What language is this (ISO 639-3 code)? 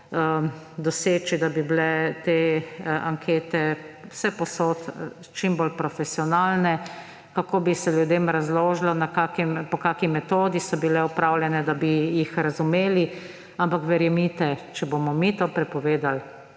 slv